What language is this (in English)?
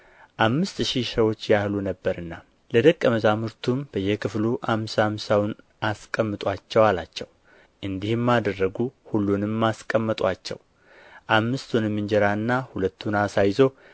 Amharic